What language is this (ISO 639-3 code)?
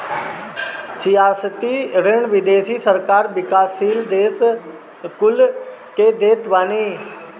bho